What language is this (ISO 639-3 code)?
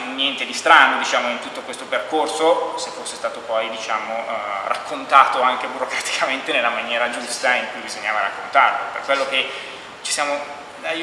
ita